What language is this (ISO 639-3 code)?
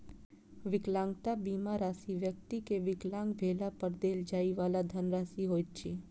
mai